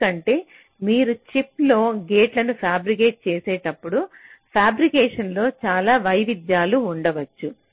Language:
Telugu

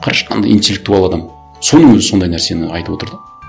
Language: Kazakh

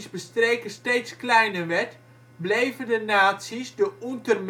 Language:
Dutch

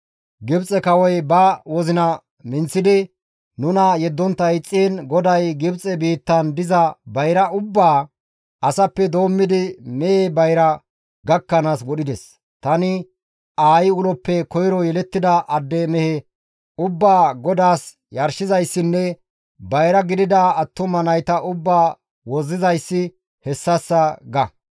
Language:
Gamo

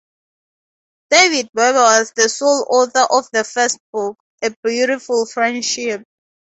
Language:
English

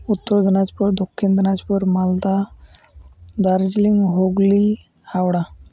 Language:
Santali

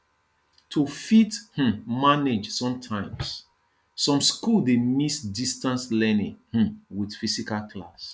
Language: Nigerian Pidgin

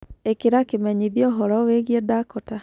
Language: Kikuyu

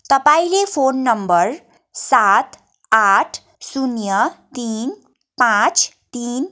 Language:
Nepali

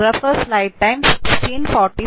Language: Malayalam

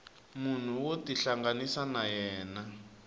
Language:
Tsonga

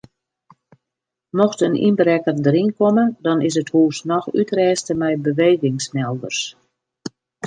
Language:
Western Frisian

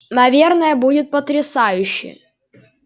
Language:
Russian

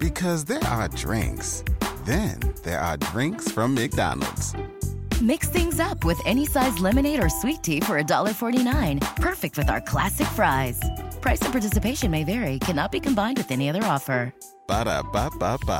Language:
Swedish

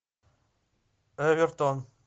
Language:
Russian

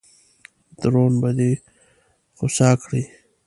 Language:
Pashto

